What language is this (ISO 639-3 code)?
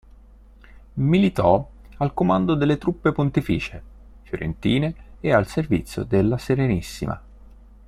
ita